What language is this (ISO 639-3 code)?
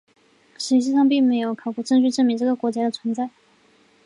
zho